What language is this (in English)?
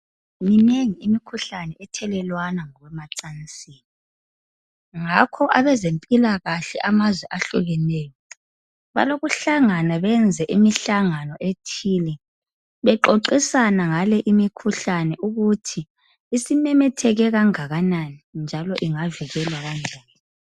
North Ndebele